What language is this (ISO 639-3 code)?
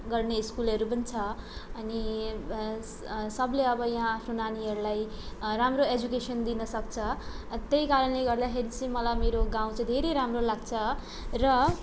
nep